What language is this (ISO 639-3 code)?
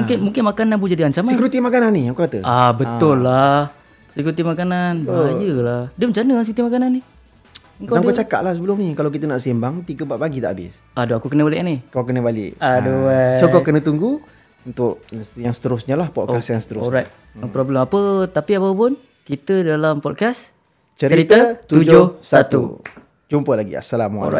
msa